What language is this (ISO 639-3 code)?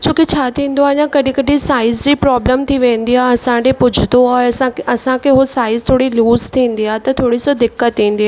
snd